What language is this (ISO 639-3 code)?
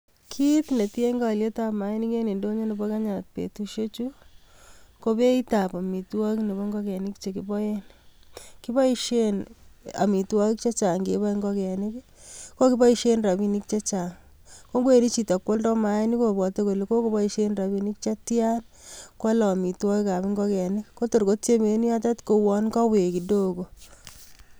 kln